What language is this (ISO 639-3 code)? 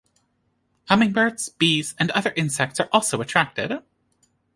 eng